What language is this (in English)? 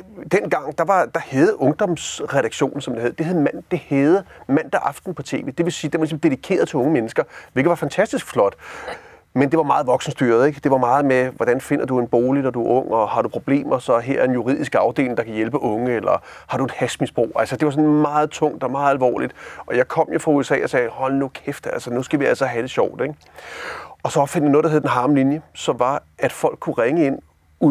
Danish